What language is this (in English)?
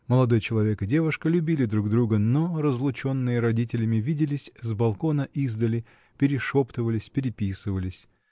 Russian